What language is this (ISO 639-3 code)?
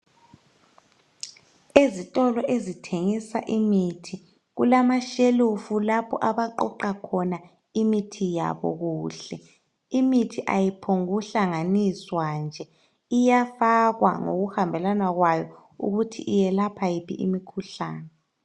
nde